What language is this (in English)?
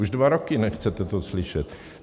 Czech